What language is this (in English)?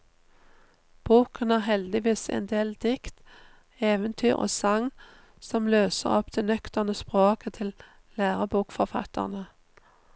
Norwegian